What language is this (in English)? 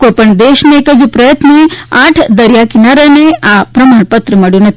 Gujarati